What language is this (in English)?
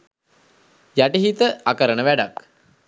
Sinhala